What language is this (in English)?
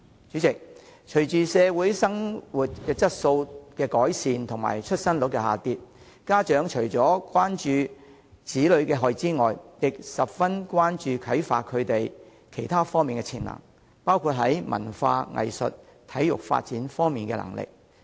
Cantonese